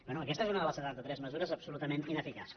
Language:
Catalan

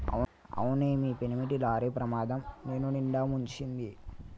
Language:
Telugu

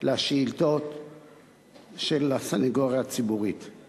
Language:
Hebrew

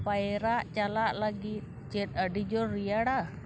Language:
Santali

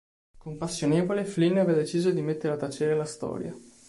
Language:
Italian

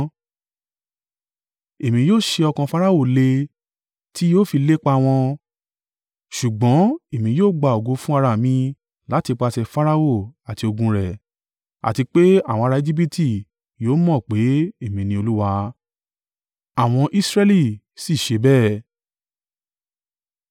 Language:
Yoruba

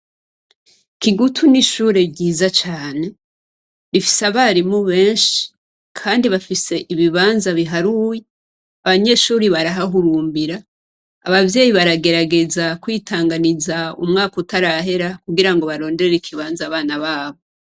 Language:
Rundi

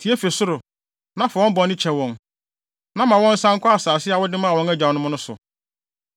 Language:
Akan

